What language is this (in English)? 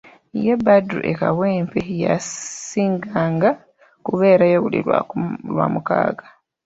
Ganda